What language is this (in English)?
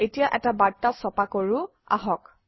Assamese